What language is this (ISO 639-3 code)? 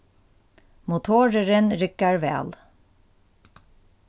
fao